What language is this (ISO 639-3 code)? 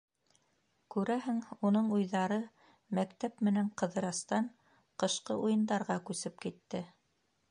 bak